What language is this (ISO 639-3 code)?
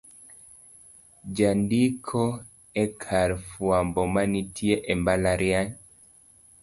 luo